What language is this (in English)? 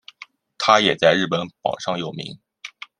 Chinese